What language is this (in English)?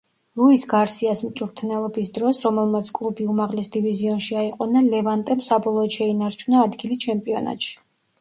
Georgian